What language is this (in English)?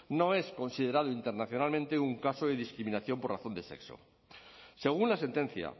Spanish